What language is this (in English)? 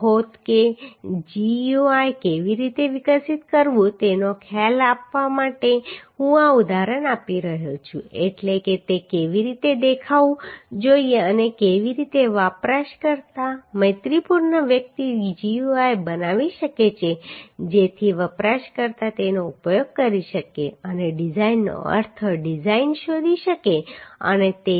Gujarati